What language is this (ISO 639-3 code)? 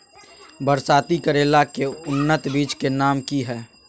mag